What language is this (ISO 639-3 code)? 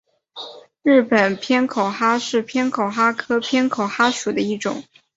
zho